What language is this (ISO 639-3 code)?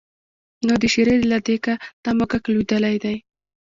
pus